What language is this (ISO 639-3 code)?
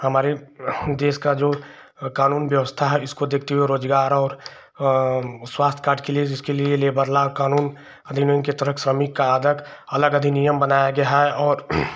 hin